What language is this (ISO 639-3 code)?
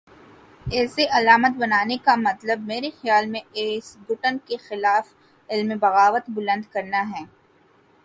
urd